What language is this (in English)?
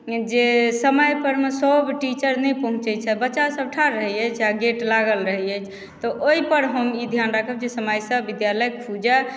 Maithili